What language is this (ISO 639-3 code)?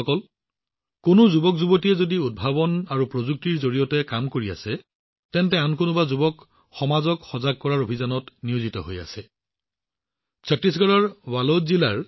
asm